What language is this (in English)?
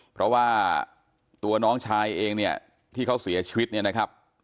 Thai